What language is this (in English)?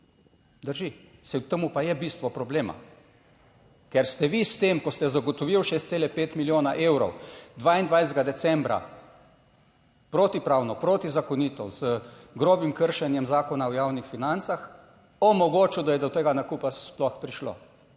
Slovenian